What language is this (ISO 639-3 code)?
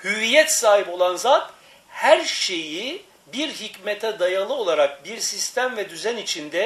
tur